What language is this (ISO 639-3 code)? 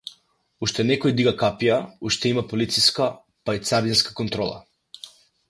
mkd